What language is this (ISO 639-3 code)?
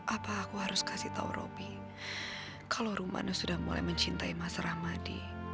ind